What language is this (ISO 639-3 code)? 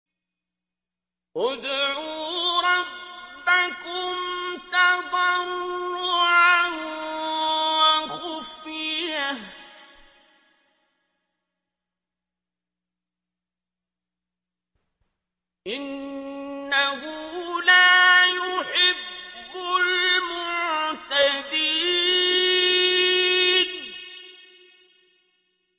ara